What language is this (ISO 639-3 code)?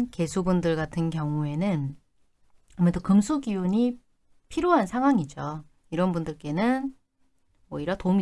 kor